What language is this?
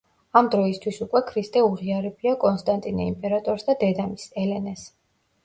Georgian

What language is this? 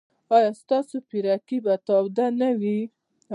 Pashto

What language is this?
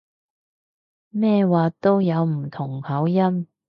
Cantonese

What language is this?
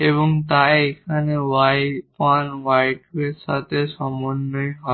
Bangla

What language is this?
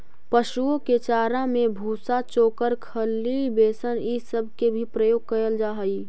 Magahi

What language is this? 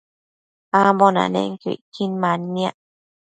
Matsés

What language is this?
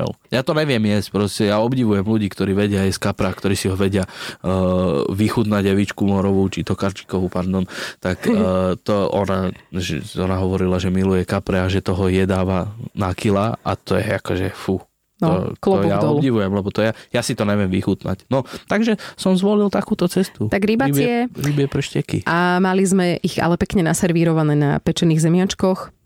Slovak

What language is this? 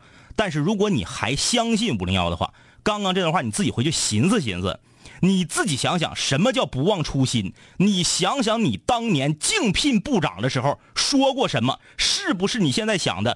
Chinese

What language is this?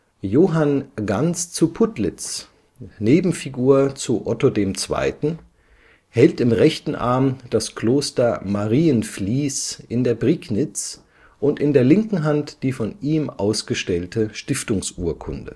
German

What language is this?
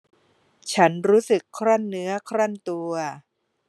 Thai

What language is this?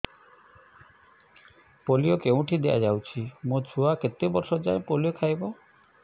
Odia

